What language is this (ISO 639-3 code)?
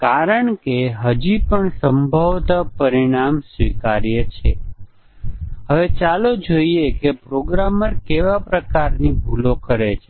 guj